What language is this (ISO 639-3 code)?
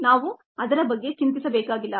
kan